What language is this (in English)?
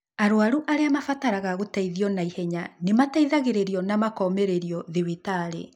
Kikuyu